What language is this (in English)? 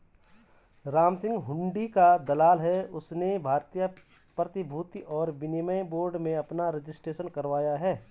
Hindi